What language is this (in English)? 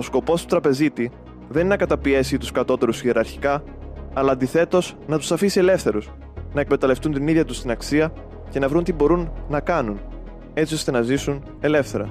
Greek